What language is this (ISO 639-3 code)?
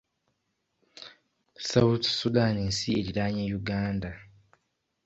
lug